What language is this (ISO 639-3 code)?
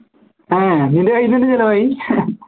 mal